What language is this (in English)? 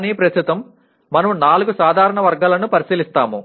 Telugu